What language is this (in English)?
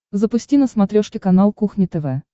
Russian